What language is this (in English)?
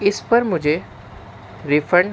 Urdu